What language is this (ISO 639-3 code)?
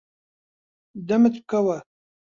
ckb